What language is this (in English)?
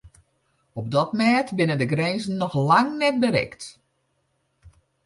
Western Frisian